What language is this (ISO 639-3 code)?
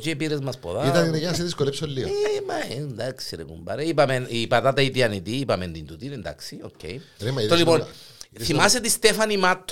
ell